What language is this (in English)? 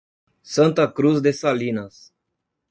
Portuguese